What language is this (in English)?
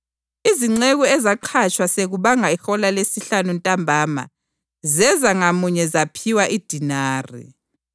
North Ndebele